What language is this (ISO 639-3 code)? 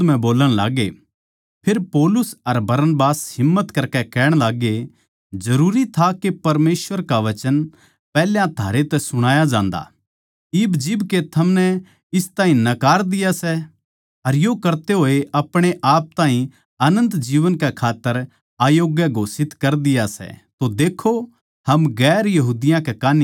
bgc